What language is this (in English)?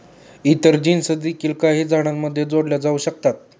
Marathi